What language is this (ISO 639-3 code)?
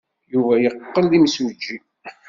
kab